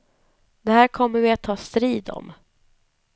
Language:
Swedish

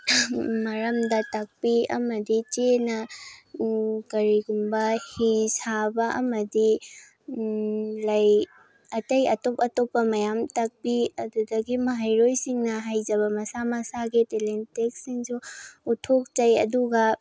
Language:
Manipuri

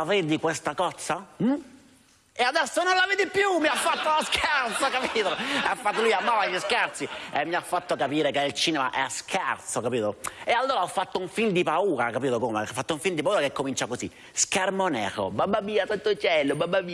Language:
Italian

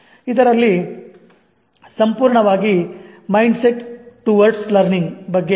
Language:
Kannada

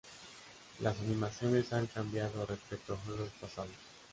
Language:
Spanish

